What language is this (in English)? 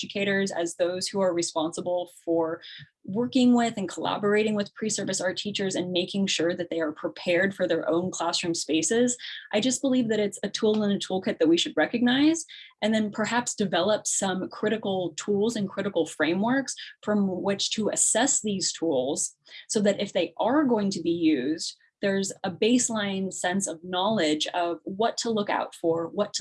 English